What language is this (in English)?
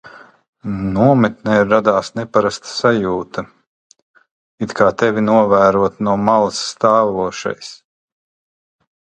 Latvian